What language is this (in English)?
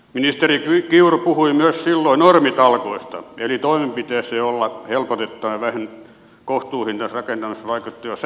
Finnish